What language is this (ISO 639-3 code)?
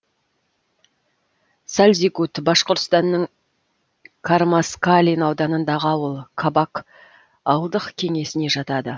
kaz